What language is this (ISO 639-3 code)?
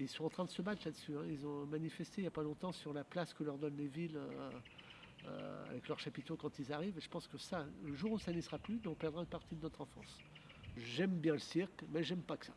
fra